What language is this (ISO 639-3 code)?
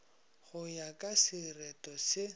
nso